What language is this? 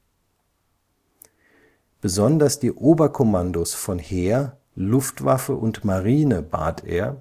German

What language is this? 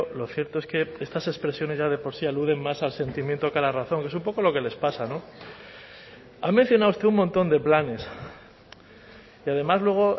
Spanish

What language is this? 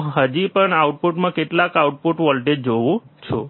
Gujarati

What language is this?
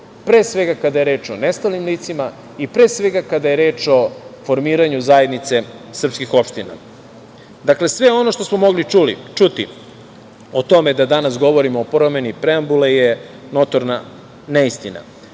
Serbian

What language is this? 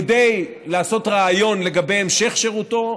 Hebrew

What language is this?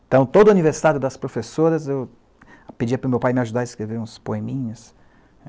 Portuguese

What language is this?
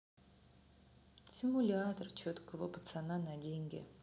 Russian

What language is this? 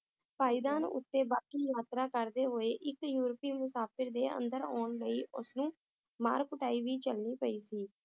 Punjabi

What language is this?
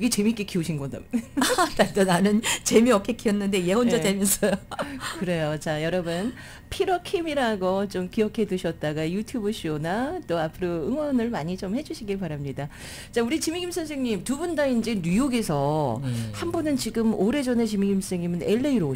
Korean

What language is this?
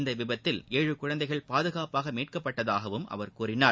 Tamil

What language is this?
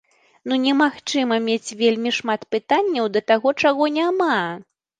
Belarusian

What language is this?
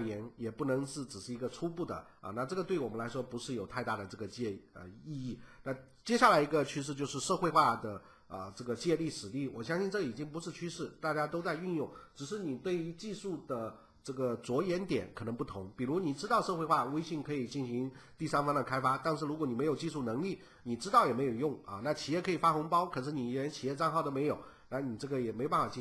Chinese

